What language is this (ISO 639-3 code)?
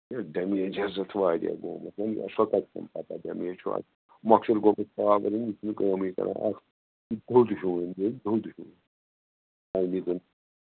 kas